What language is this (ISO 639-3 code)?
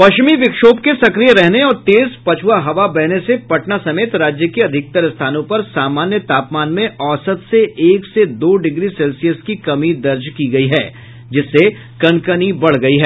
hin